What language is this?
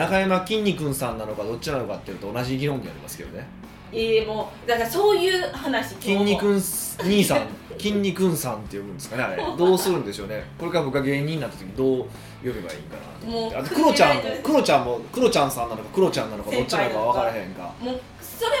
Japanese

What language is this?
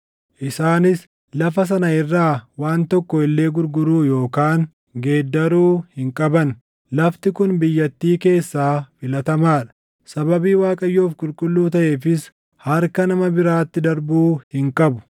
Oromo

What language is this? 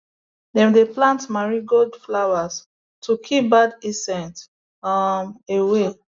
Nigerian Pidgin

